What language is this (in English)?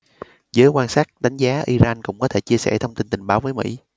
Vietnamese